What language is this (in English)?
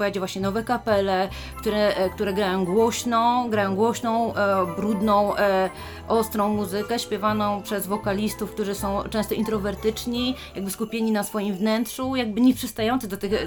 Polish